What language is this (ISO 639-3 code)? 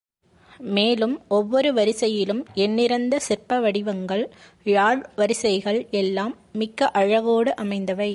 tam